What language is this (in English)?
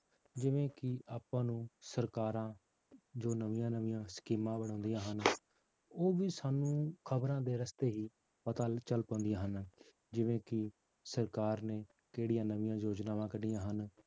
Punjabi